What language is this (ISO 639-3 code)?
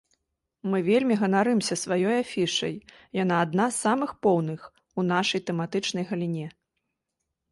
bel